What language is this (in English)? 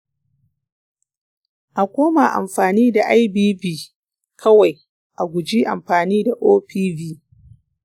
Hausa